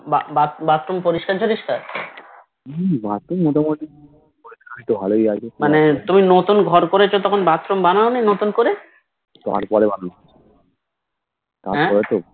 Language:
Bangla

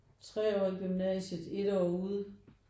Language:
Danish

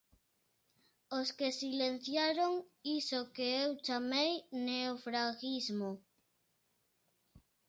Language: Galician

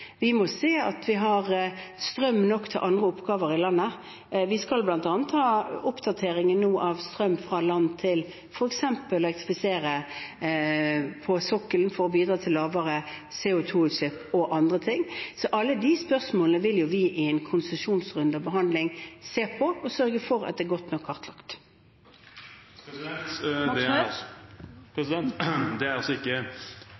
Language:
Norwegian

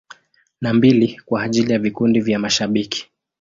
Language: Swahili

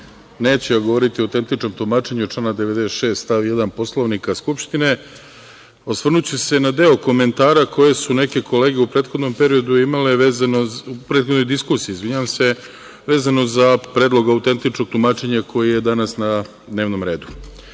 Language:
Serbian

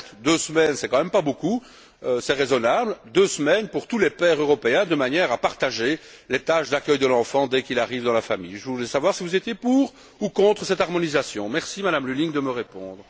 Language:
French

